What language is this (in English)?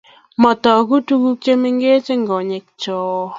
Kalenjin